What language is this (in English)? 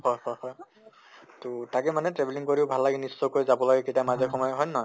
Assamese